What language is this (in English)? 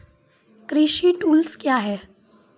Maithili